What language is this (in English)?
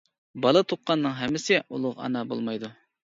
Uyghur